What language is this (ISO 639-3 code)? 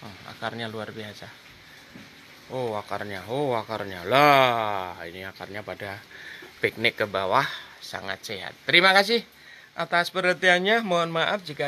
ind